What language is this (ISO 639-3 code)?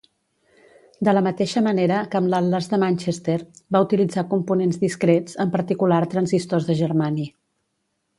cat